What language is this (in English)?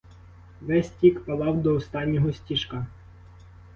Ukrainian